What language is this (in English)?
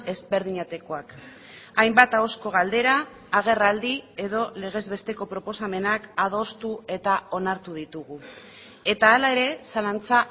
Basque